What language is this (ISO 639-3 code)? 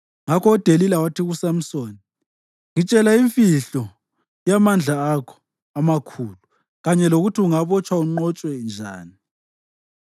nde